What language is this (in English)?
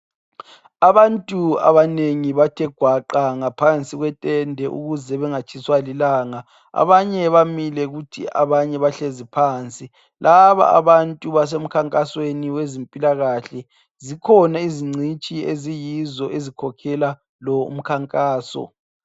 North Ndebele